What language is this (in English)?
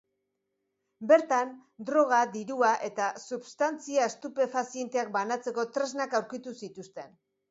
Basque